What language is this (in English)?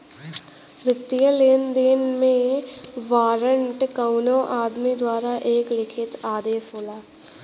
Bhojpuri